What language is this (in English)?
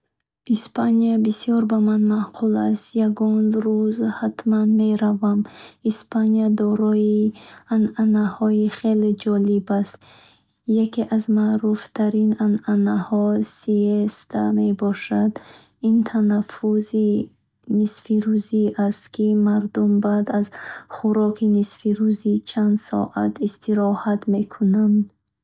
Bukharic